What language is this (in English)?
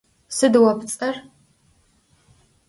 Adyghe